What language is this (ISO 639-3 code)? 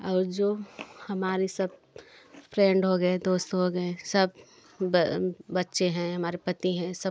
hin